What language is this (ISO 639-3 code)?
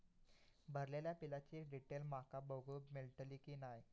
mar